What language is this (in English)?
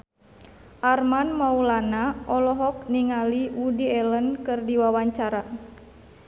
Sundanese